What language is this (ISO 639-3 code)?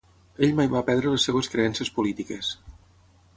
cat